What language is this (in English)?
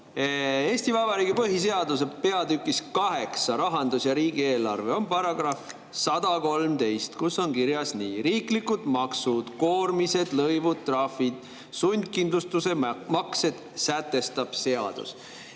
Estonian